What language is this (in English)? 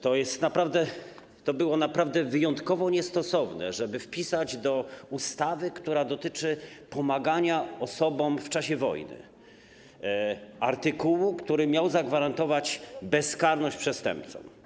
Polish